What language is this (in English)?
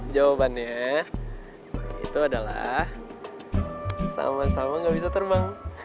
Indonesian